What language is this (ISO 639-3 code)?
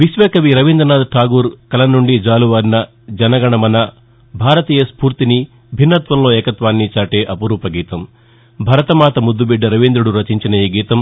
tel